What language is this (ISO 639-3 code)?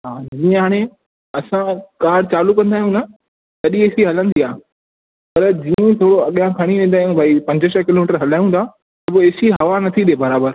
snd